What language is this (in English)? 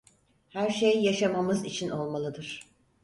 Turkish